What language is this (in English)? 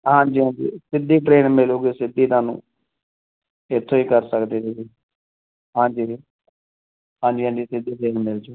Punjabi